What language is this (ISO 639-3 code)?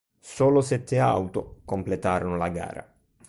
ita